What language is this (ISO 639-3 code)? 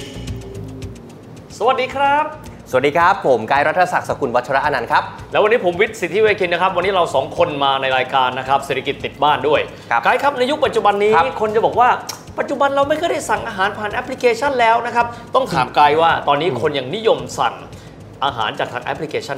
tha